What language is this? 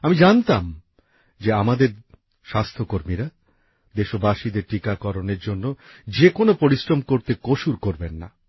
Bangla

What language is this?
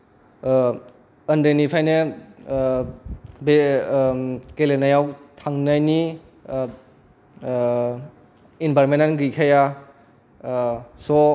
Bodo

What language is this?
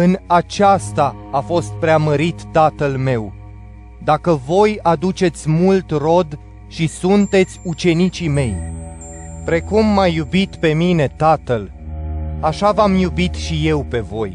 Romanian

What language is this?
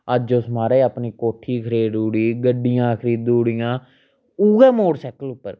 Dogri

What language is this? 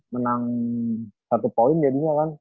Indonesian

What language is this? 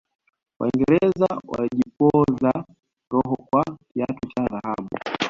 Swahili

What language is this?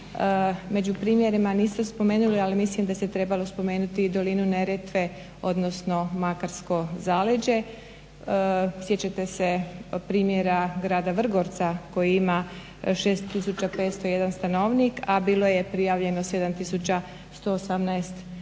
Croatian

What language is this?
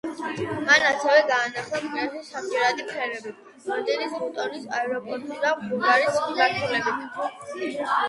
Georgian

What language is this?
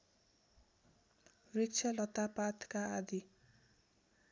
Nepali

